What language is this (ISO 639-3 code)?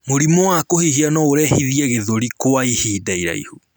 kik